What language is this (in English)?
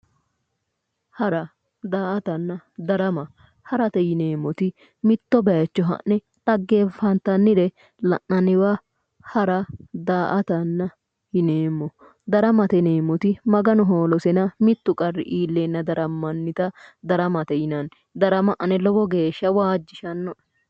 Sidamo